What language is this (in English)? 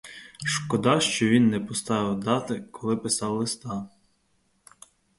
Ukrainian